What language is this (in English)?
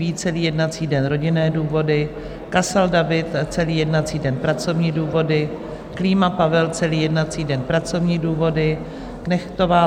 Czech